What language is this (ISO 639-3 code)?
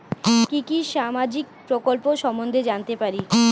ben